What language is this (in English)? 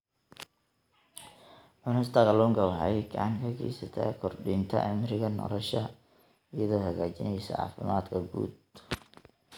Somali